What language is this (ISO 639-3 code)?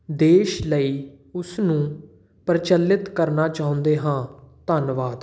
pan